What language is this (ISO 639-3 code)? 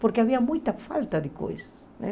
por